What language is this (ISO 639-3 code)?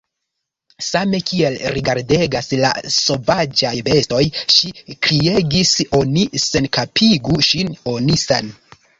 epo